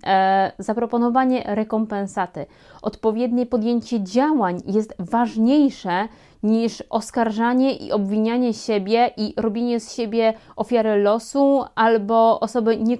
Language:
Polish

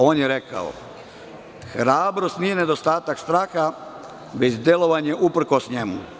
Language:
Serbian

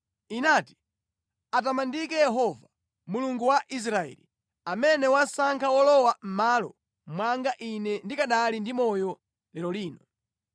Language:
Nyanja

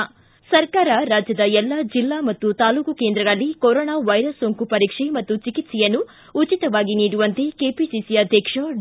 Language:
Kannada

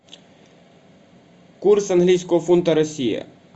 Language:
Russian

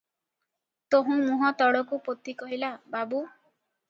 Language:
Odia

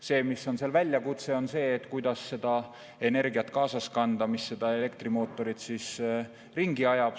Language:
Estonian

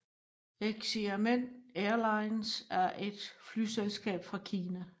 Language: Danish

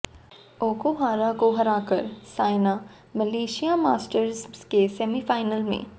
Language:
Hindi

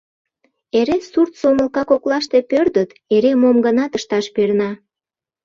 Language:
Mari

